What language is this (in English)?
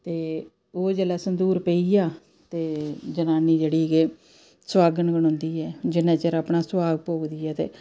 Dogri